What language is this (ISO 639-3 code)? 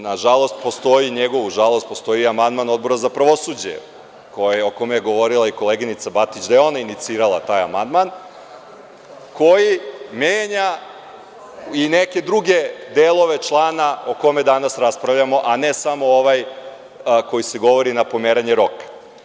srp